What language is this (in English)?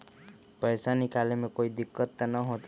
Magahi